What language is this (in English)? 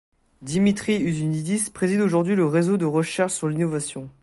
French